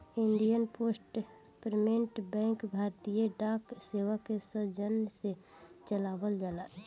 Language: Bhojpuri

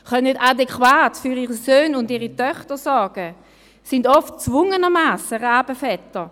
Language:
Swiss German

